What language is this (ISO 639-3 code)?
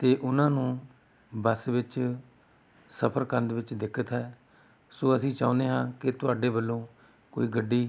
pan